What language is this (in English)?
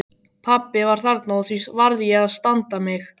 Icelandic